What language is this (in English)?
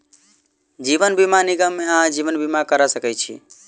Maithili